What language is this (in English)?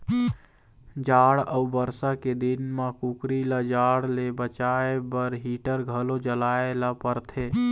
Chhattisgarhi